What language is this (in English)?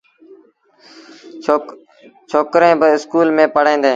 Sindhi Bhil